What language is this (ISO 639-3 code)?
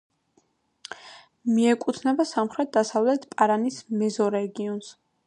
kat